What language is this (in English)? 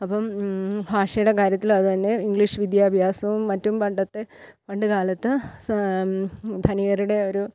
Malayalam